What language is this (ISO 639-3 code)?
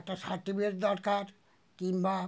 ben